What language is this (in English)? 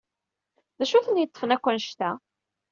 Kabyle